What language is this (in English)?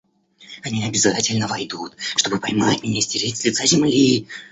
Russian